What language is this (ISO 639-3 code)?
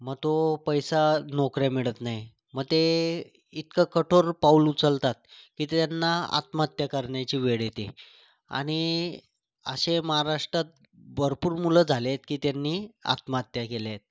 mar